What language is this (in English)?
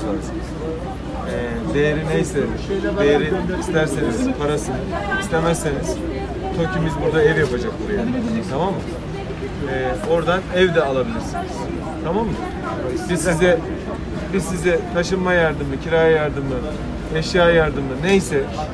Turkish